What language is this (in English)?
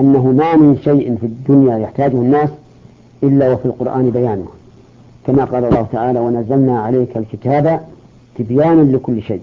Arabic